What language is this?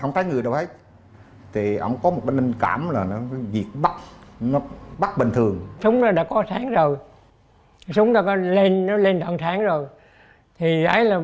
Vietnamese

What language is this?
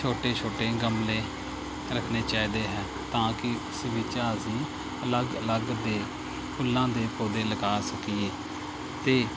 Punjabi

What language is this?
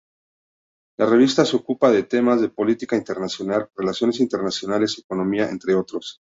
Spanish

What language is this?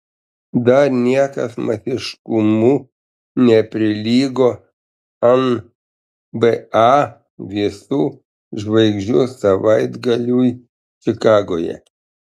Lithuanian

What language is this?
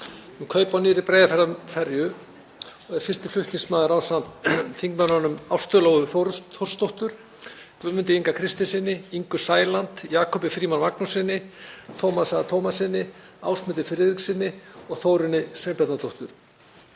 Icelandic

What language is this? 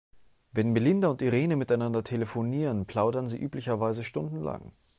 German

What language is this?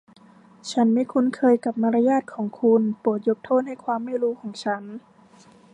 Thai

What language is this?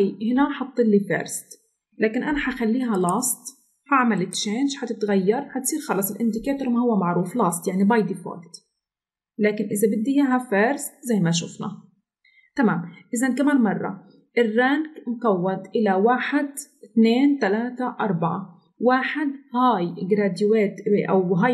Arabic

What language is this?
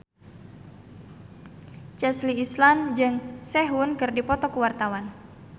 Sundanese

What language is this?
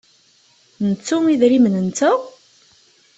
Kabyle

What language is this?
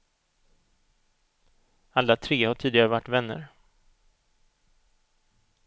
Swedish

